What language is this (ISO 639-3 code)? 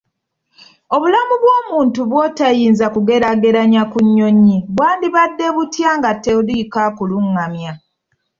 lug